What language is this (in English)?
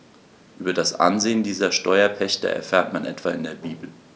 German